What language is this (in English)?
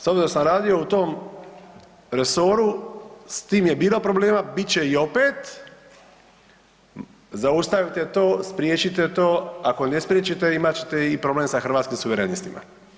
Croatian